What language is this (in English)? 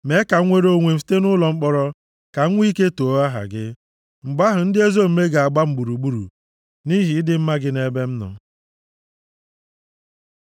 Igbo